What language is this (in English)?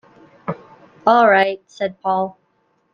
English